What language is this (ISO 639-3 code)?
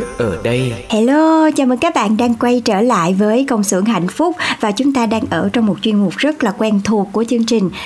vie